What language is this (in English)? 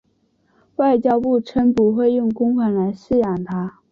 Chinese